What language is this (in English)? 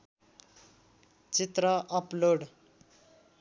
Nepali